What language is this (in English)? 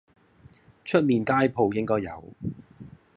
Cantonese